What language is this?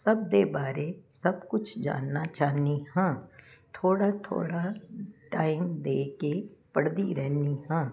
Punjabi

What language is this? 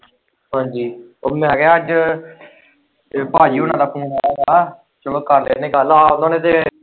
Punjabi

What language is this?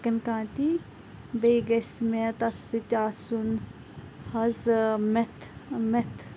Kashmiri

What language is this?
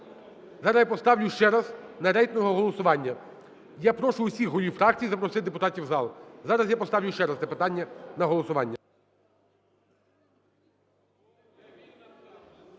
Ukrainian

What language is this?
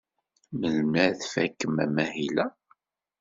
Kabyle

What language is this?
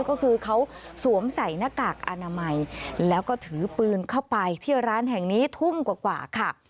Thai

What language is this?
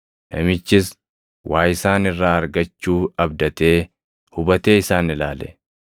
Oromo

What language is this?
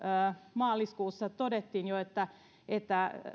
Finnish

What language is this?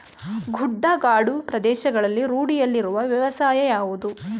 Kannada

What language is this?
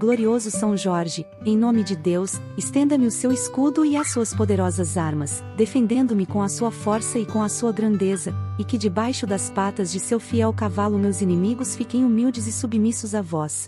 Portuguese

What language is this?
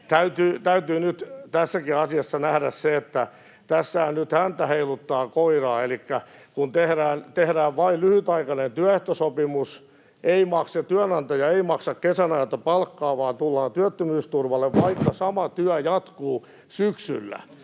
Finnish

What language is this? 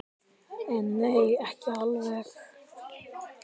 Icelandic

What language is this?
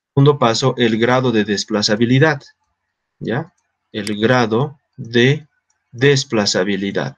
Spanish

